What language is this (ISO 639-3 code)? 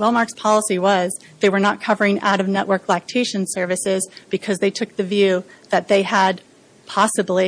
eng